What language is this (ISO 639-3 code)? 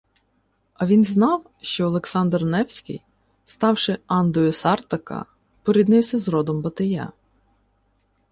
ukr